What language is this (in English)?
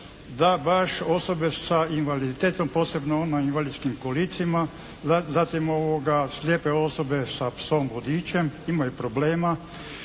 Croatian